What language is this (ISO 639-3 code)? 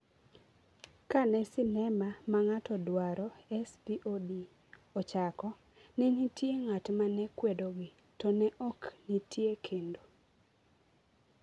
luo